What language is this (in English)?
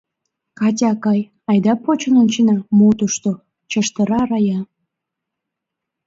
Mari